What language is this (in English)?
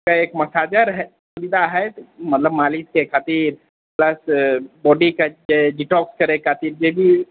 Maithili